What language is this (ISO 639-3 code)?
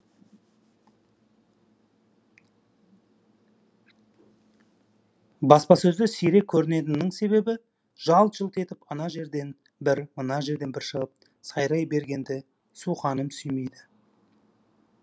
kaz